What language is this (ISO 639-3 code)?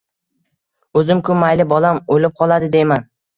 uzb